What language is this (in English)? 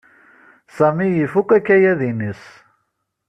Kabyle